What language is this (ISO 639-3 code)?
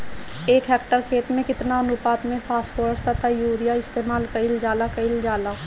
bho